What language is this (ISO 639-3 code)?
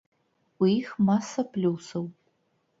bel